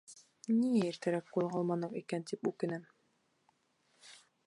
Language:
Bashkir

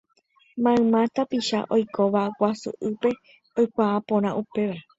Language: Guarani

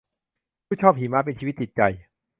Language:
Thai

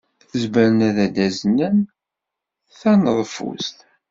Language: Kabyle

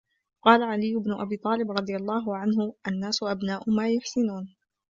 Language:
Arabic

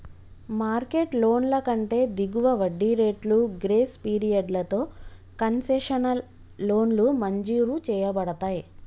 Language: Telugu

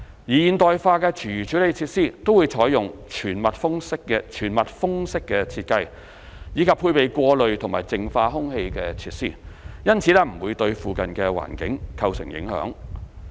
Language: Cantonese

